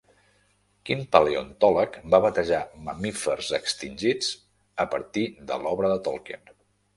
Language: Catalan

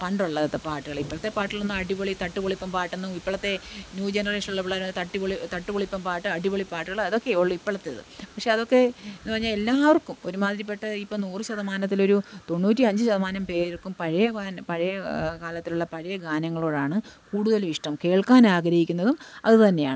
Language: Malayalam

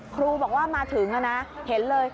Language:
Thai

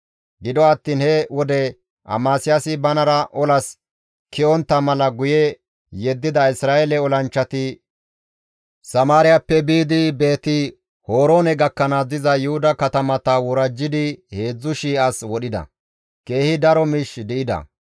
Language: Gamo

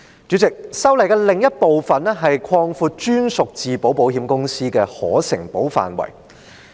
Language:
Cantonese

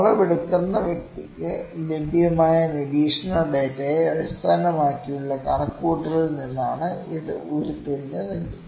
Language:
Malayalam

